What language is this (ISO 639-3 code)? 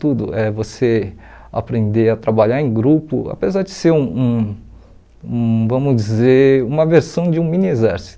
por